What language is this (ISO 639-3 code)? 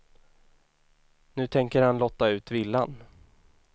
swe